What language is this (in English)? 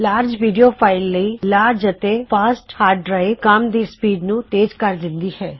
Punjabi